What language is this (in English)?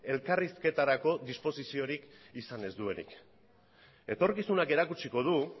Basque